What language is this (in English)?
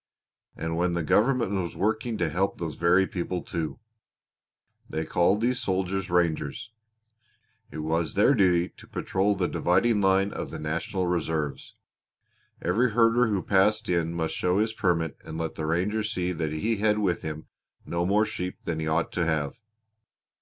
English